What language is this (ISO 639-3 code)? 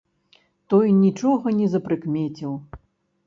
bel